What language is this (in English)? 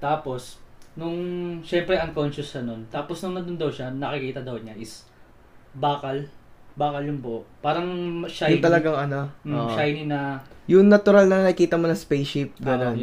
Filipino